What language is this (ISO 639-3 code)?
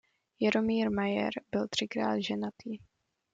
ces